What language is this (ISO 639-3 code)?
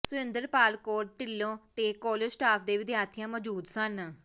pan